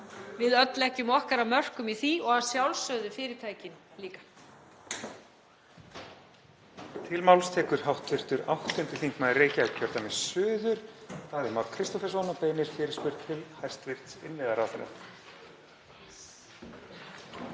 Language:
Icelandic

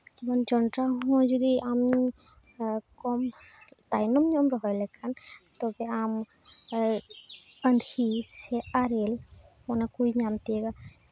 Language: Santali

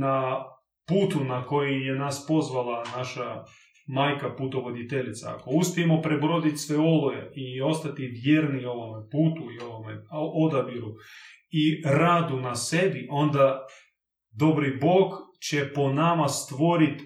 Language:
Croatian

